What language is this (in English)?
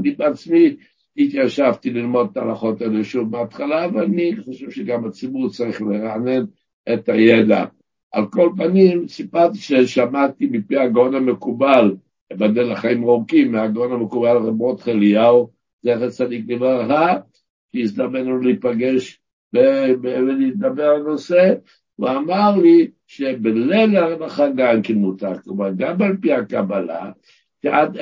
Hebrew